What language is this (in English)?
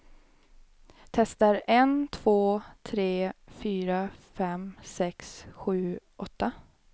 Swedish